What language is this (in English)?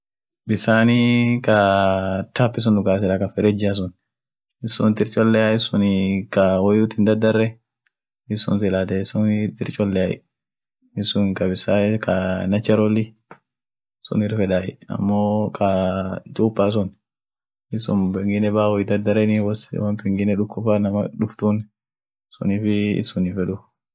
Orma